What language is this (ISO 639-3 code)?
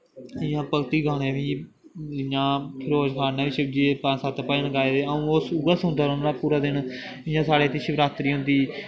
doi